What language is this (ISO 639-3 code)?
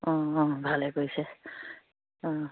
asm